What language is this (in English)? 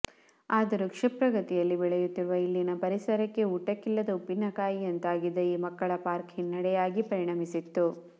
Kannada